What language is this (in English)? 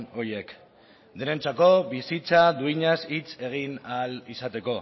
Basque